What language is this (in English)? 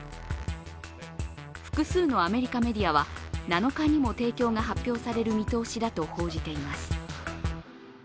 Japanese